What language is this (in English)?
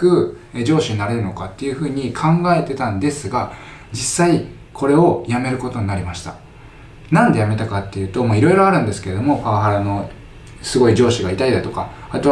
Japanese